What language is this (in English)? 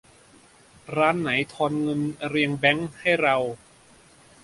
Thai